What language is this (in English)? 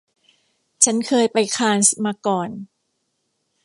Thai